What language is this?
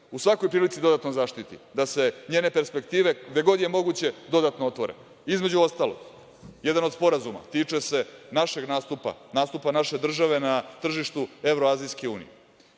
Serbian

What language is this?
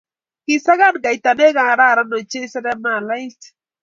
Kalenjin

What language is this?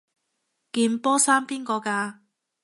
Cantonese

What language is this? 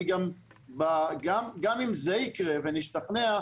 Hebrew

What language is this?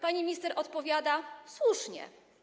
Polish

